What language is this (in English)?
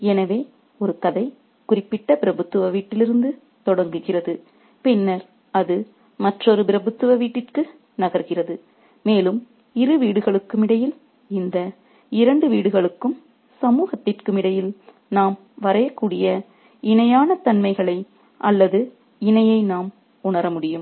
Tamil